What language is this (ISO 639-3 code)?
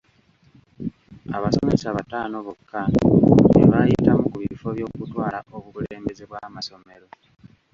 lug